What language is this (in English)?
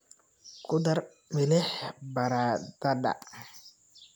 Somali